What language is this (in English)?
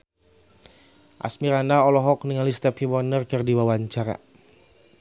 Sundanese